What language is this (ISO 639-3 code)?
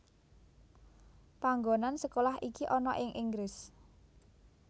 jav